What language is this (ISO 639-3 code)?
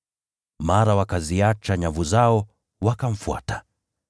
swa